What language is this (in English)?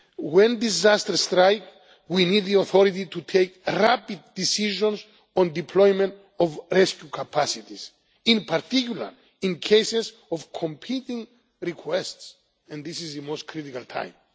English